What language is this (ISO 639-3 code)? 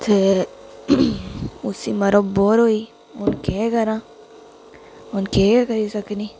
doi